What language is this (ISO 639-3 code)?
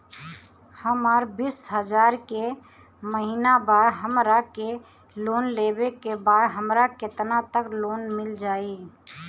bho